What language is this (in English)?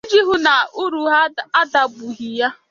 Igbo